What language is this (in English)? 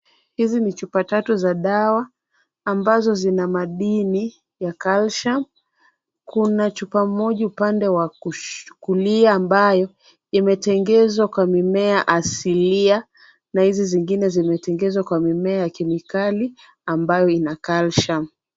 Swahili